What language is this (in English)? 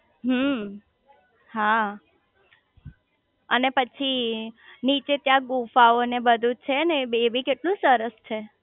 Gujarati